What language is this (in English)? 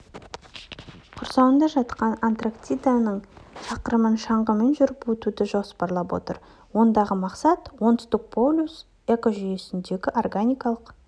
Kazakh